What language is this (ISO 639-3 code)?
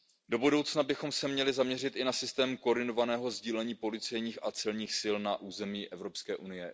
ces